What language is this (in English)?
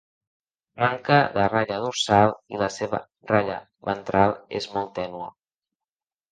Catalan